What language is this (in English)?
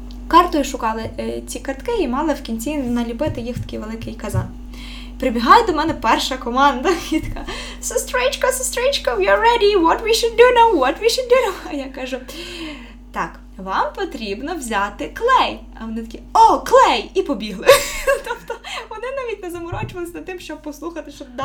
Ukrainian